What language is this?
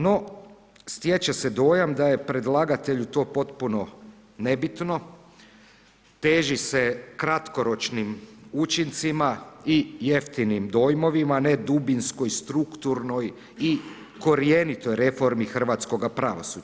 Croatian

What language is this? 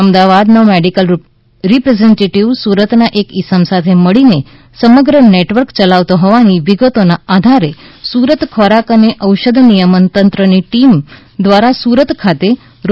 Gujarati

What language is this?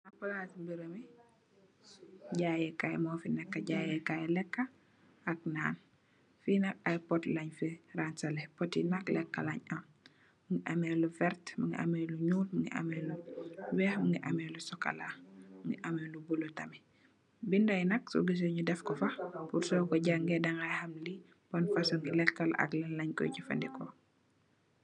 Wolof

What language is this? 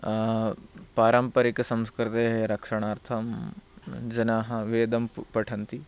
Sanskrit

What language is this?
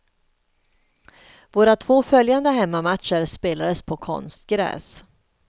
Swedish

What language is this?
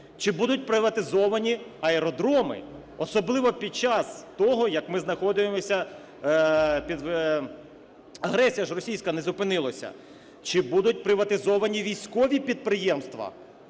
Ukrainian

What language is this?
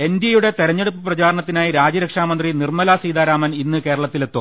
Malayalam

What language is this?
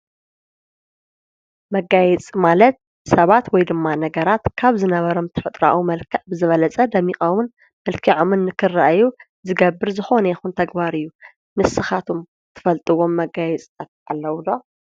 Tigrinya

